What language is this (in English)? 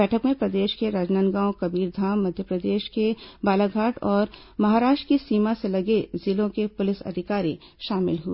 Hindi